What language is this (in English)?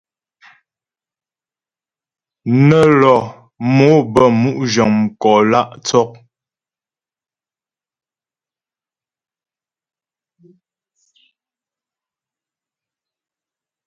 Ghomala